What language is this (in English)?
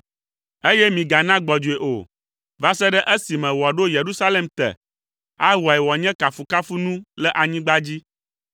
Ewe